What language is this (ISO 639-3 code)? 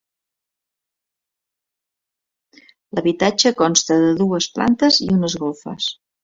cat